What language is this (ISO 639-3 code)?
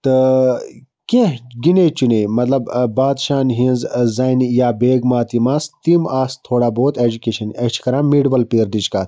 kas